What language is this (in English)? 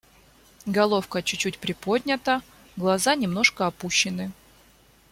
Russian